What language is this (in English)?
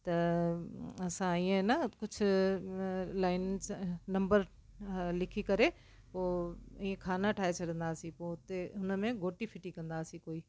Sindhi